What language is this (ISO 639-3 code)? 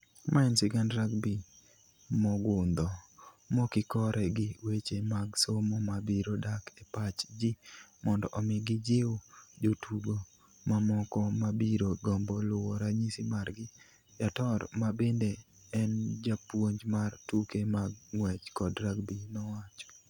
luo